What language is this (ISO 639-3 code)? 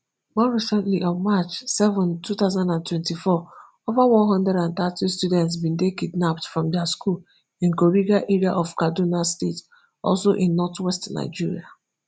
pcm